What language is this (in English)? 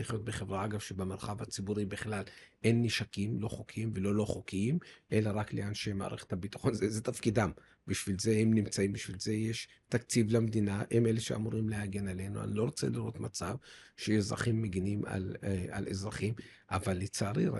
Hebrew